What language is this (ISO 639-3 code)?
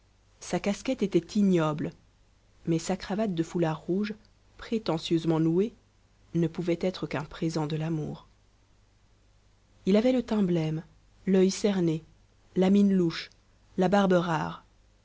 fra